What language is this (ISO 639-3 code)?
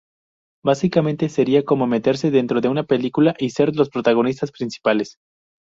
spa